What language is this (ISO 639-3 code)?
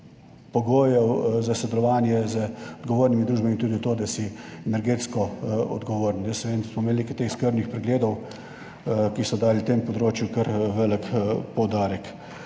slv